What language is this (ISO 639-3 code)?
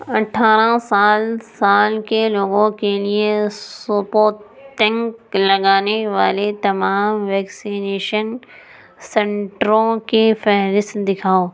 urd